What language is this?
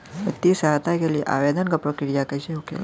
Bhojpuri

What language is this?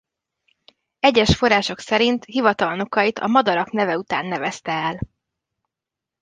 Hungarian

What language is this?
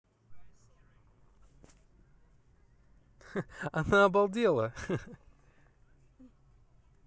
Russian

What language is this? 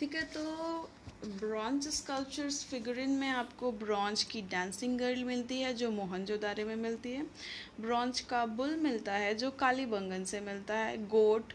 Hindi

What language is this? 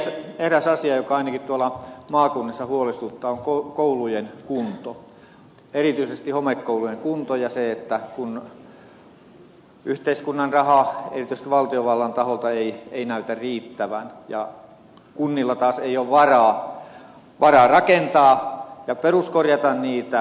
Finnish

